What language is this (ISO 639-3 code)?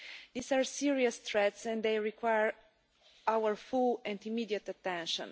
eng